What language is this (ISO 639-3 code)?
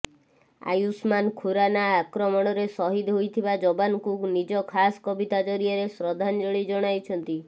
ori